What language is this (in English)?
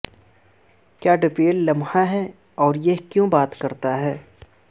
Urdu